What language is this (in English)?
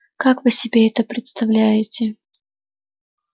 Russian